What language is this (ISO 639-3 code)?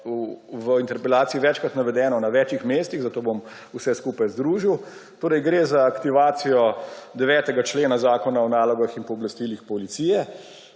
slv